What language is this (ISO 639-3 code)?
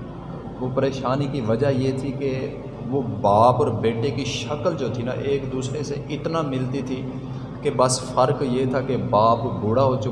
urd